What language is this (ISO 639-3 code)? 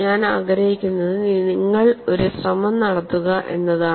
mal